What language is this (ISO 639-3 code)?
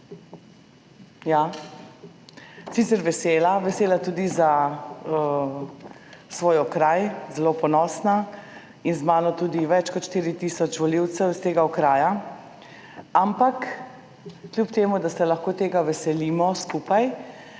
slv